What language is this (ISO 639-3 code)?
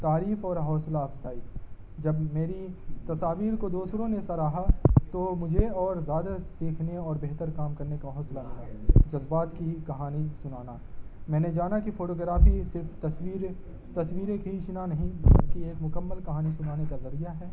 urd